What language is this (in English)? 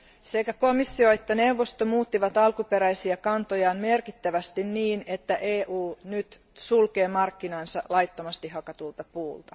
Finnish